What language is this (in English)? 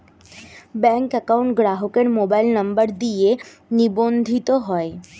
Bangla